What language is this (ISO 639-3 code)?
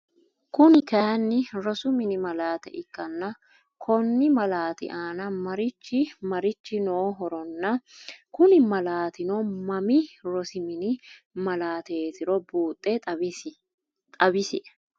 sid